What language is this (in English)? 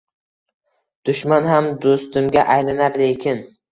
Uzbek